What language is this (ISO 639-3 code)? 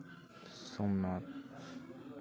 sat